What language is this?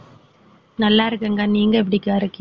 Tamil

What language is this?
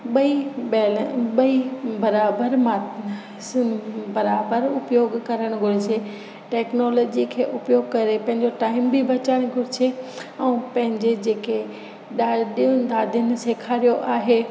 Sindhi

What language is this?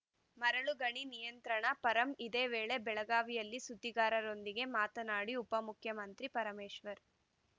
Kannada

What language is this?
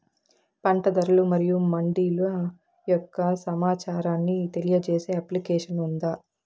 Telugu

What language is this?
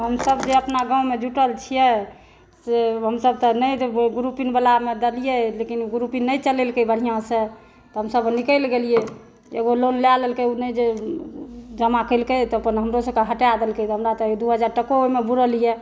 Maithili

